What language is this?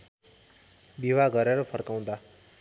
Nepali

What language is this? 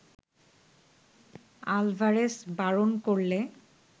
Bangla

